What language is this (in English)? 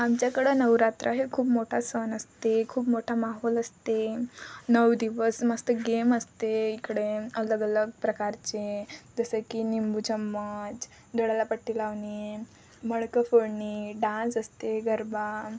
Marathi